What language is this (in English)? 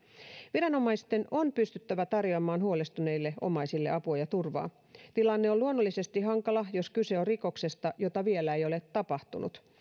Finnish